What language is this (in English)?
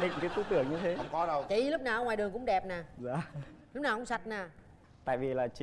Vietnamese